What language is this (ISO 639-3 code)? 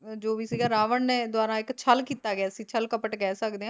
pan